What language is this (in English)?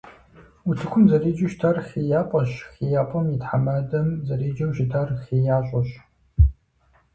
Kabardian